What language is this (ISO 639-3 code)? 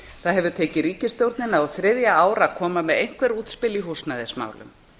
isl